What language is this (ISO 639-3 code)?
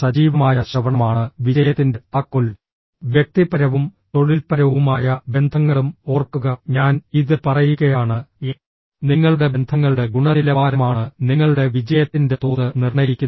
mal